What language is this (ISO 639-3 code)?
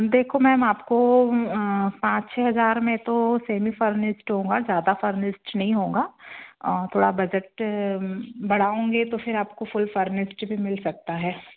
hin